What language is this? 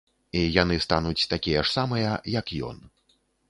Belarusian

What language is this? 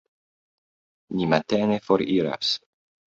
Esperanto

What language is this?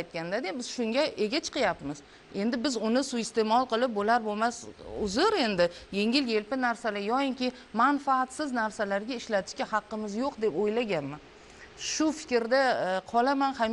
Turkish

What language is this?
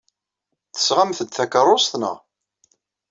Kabyle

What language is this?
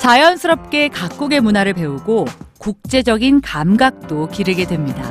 Korean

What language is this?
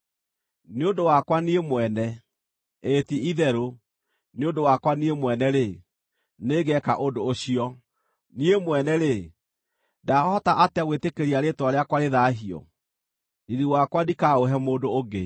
Kikuyu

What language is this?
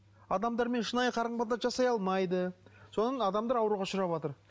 Kazakh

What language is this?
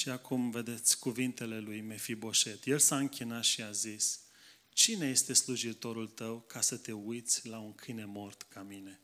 Romanian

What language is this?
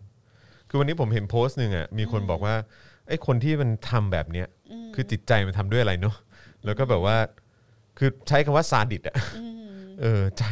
Thai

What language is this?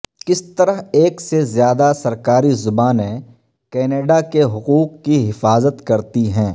Urdu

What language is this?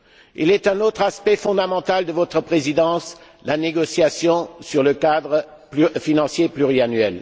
French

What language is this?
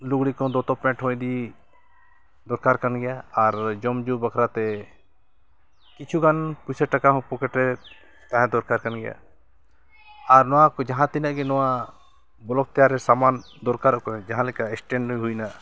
Santali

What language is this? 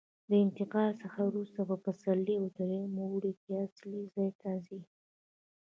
Pashto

